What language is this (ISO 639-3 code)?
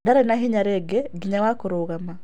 kik